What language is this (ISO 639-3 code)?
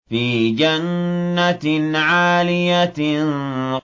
ara